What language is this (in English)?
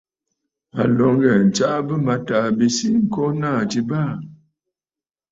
Bafut